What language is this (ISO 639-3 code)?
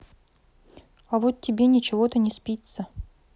rus